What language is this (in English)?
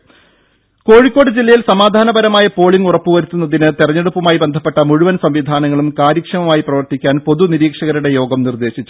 Malayalam